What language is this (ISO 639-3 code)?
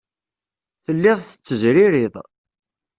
kab